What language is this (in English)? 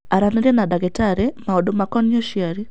Kikuyu